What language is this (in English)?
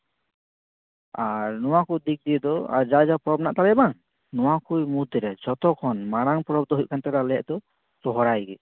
Santali